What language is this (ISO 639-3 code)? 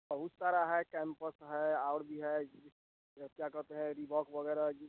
hin